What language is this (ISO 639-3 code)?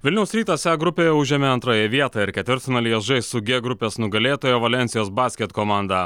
lit